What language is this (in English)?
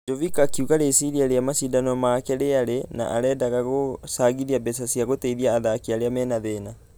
Kikuyu